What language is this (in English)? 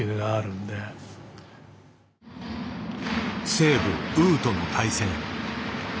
Japanese